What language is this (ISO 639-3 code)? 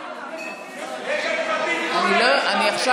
heb